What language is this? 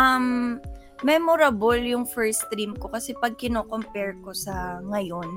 Filipino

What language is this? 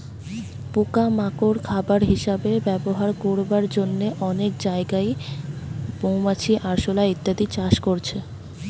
Bangla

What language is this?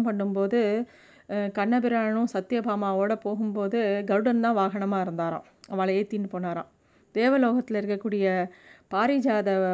Tamil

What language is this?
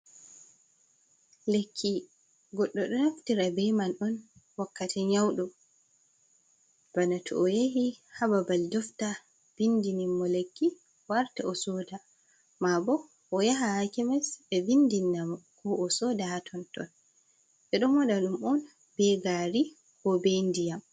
Fula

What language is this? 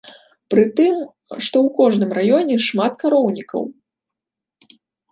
Belarusian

